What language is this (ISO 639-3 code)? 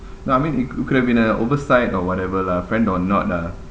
eng